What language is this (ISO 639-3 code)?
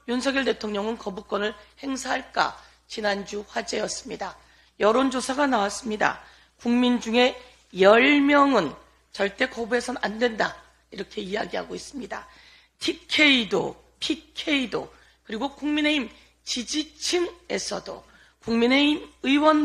kor